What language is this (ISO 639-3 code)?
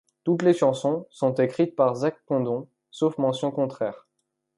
fra